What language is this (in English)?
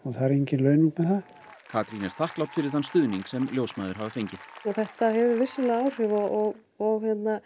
Icelandic